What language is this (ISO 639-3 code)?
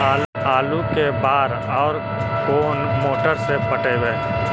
mag